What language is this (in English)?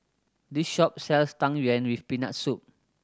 English